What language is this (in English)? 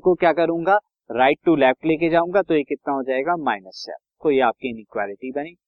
Hindi